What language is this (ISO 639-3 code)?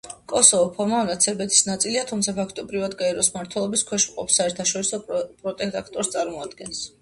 kat